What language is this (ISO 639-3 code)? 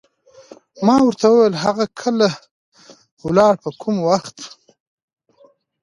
pus